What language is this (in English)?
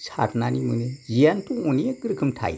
Bodo